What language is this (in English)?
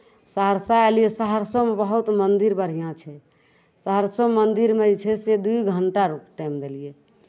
Maithili